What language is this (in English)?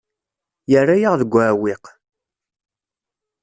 Kabyle